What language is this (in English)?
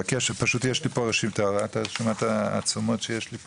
Hebrew